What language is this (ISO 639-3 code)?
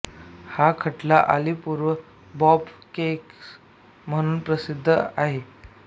mar